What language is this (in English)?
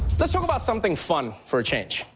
English